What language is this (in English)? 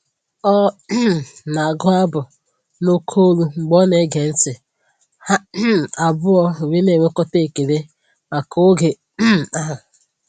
Igbo